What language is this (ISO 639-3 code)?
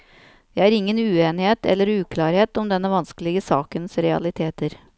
nor